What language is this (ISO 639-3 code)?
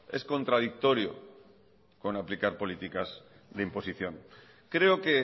spa